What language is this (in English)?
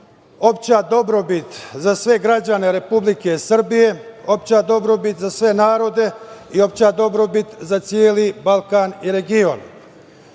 Serbian